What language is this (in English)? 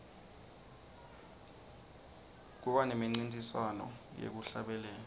Swati